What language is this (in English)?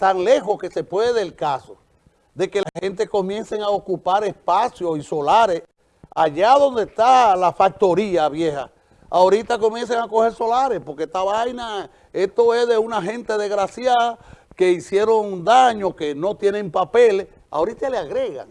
Spanish